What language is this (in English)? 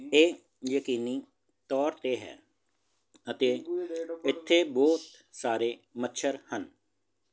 Punjabi